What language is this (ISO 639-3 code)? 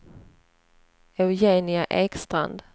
swe